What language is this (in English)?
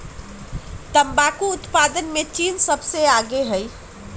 Magahi